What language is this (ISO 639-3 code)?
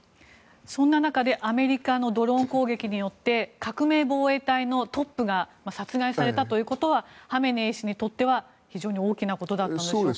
jpn